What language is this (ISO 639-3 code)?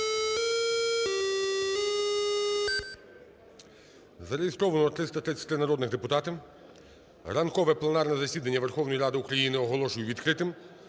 ukr